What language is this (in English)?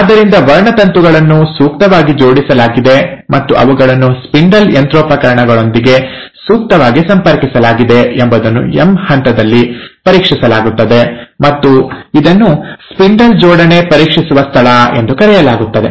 Kannada